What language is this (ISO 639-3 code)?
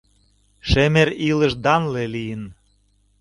chm